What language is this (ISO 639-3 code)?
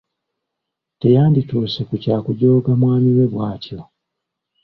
lug